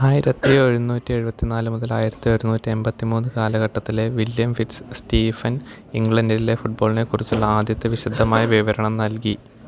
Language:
Malayalam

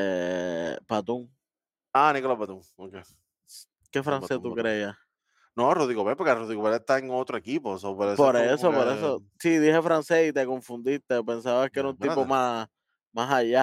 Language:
Spanish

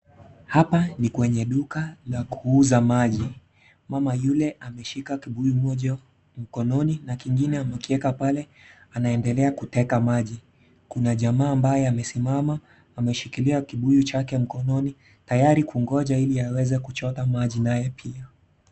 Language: Swahili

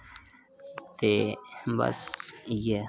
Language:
Dogri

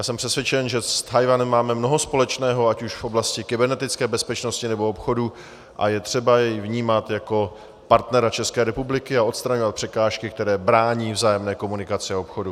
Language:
Czech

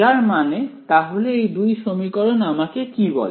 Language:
Bangla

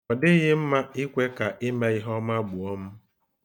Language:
Igbo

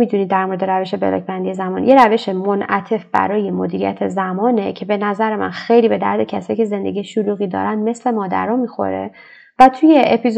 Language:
Persian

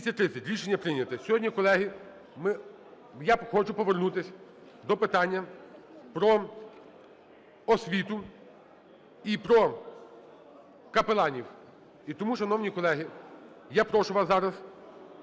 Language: Ukrainian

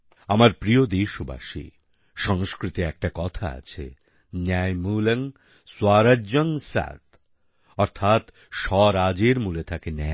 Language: Bangla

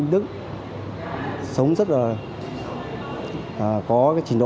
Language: Vietnamese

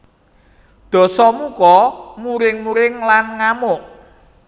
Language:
Javanese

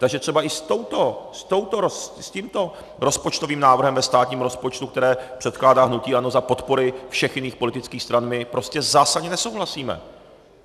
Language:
Czech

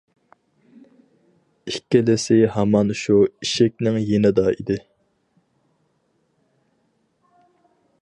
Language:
Uyghur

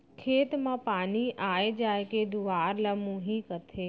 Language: Chhattisgarhi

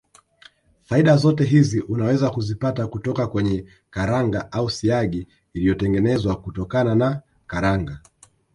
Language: Swahili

